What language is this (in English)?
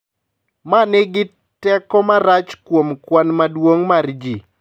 Luo (Kenya and Tanzania)